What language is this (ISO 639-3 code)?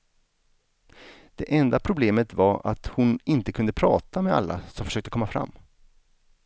swe